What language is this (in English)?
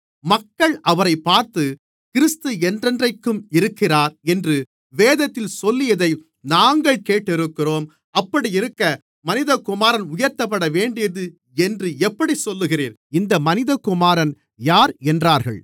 Tamil